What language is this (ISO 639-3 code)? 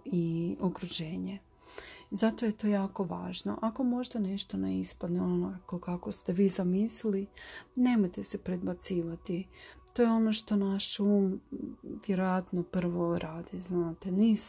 hrv